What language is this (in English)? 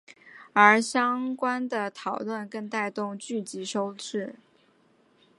Chinese